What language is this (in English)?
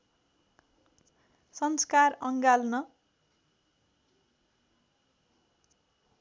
Nepali